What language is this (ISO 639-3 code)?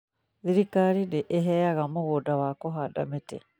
kik